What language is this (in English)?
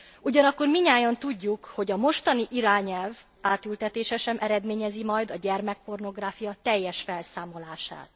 Hungarian